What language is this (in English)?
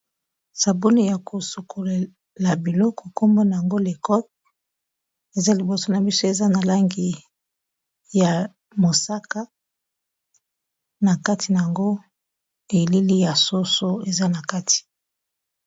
Lingala